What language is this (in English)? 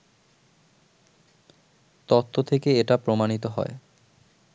Bangla